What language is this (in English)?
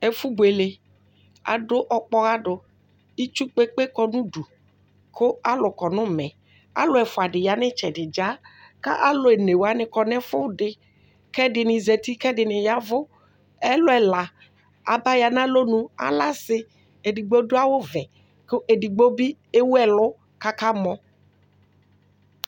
Ikposo